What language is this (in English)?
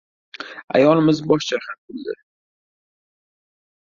Uzbek